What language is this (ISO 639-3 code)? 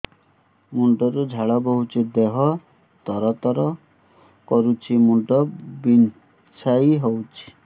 ori